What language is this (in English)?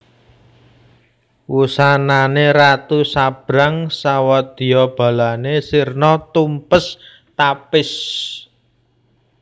Javanese